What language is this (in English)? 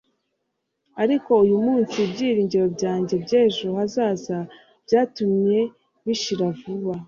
Kinyarwanda